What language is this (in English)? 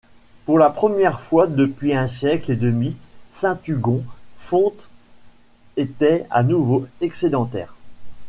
French